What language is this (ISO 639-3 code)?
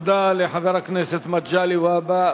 heb